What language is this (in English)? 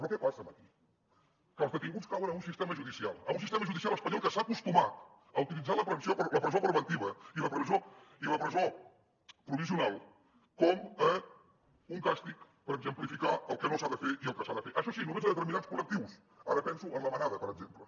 Catalan